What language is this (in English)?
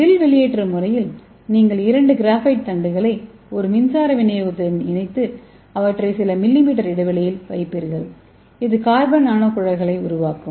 Tamil